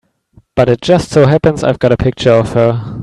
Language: English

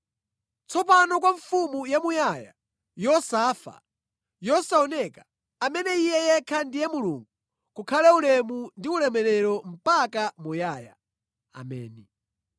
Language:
Nyanja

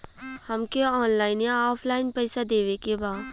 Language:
Bhojpuri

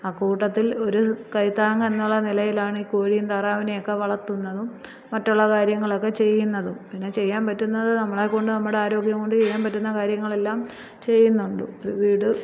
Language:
Malayalam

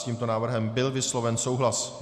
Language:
Czech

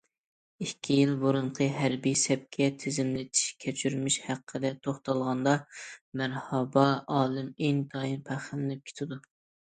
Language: Uyghur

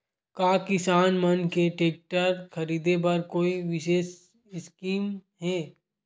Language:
Chhattisgarhi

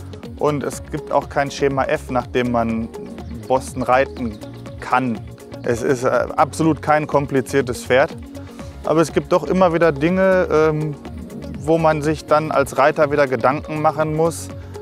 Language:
German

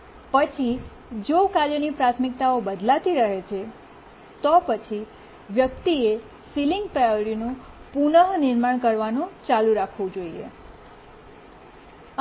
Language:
Gujarati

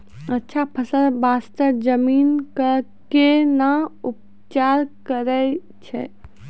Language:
Maithili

